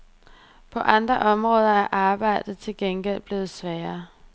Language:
Danish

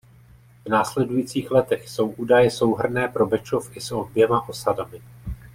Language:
Czech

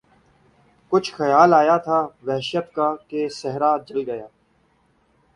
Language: Urdu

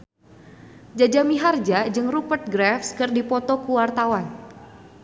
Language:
Sundanese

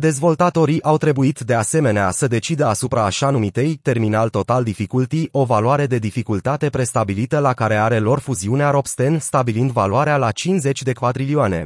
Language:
Romanian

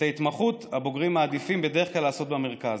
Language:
Hebrew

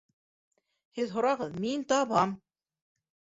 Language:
Bashkir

